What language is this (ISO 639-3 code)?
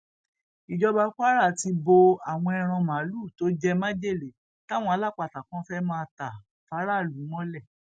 yor